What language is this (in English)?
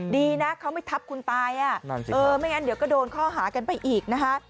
Thai